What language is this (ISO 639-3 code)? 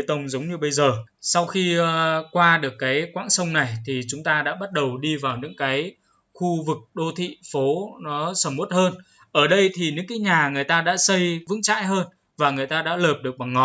vie